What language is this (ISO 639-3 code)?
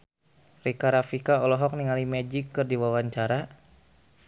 sun